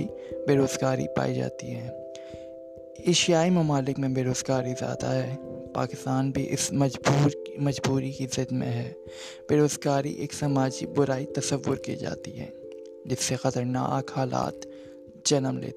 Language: Urdu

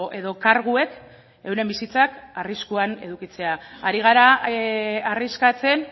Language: Basque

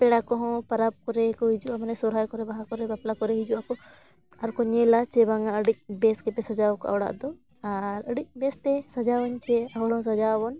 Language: Santali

